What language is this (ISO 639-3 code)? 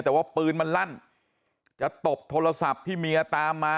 tha